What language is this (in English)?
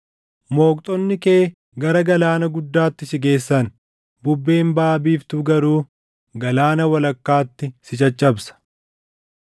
Oromo